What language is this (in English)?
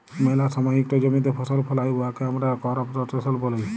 Bangla